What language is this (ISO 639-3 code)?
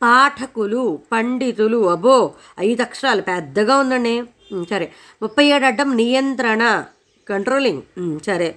tel